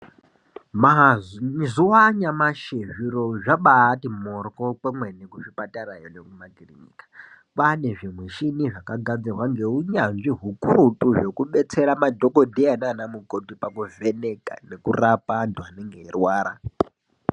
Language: Ndau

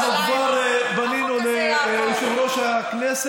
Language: Hebrew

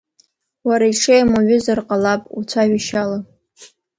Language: Abkhazian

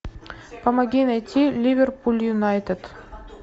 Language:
Russian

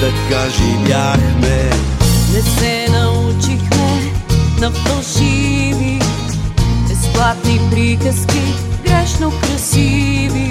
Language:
Bulgarian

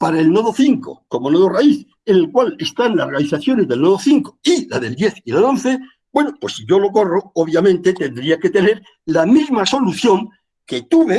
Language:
Spanish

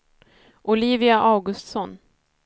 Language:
Swedish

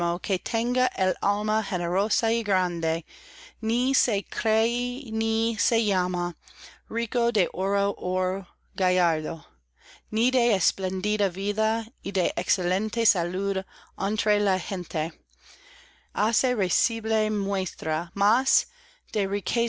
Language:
Spanish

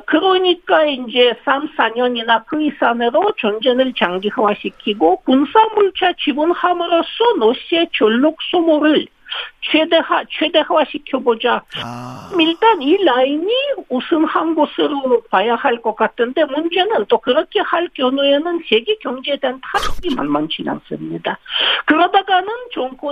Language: Korean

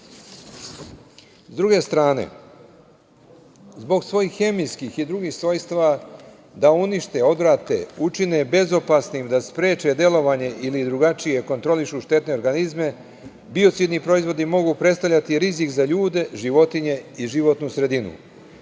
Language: Serbian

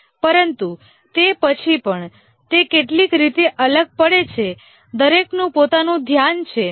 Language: Gujarati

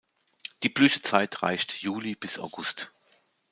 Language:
German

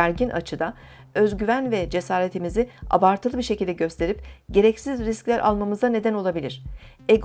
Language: Turkish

